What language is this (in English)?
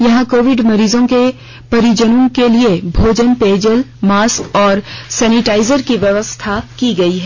Hindi